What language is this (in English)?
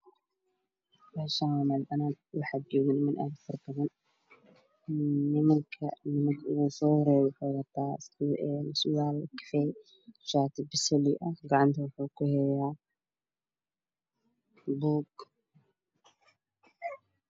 Somali